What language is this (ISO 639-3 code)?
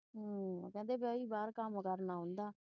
pan